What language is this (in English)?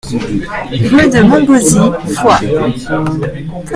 French